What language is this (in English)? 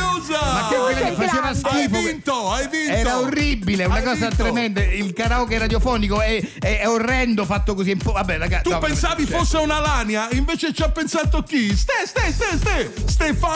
Italian